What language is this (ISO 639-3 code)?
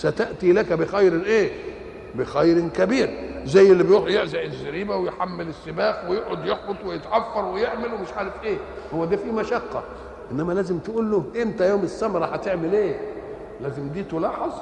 ara